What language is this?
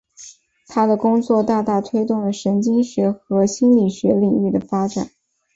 Chinese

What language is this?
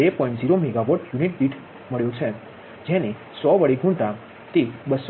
Gujarati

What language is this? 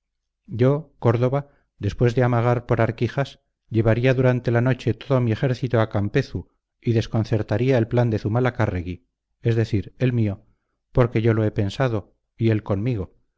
Spanish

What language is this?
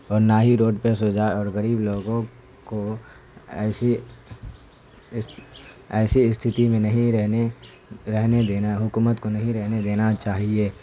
Urdu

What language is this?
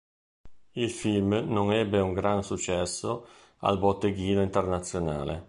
Italian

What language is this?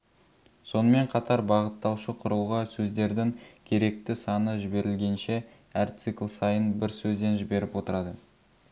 Kazakh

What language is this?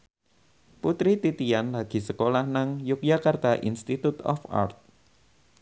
Javanese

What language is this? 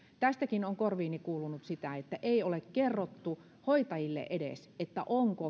Finnish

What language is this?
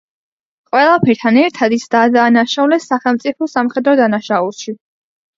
Georgian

